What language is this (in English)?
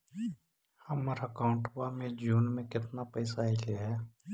Magahi